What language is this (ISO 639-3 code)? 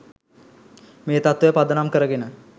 sin